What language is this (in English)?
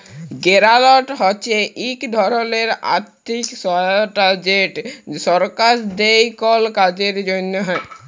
Bangla